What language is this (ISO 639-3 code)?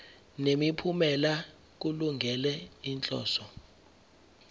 zul